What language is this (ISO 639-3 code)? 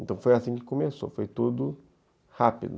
por